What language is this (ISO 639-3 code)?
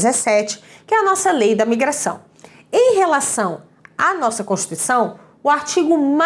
por